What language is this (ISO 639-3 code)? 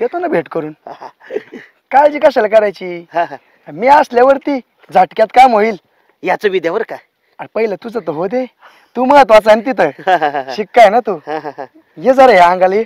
mar